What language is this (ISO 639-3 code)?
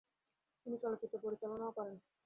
ben